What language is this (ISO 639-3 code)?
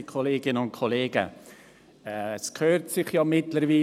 gsw